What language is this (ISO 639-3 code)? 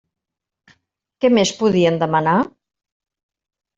cat